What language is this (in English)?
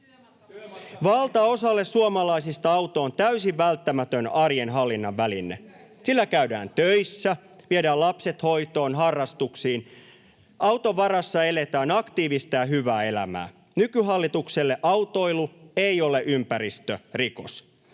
Finnish